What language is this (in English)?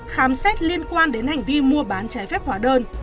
Vietnamese